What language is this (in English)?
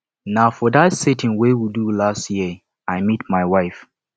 Nigerian Pidgin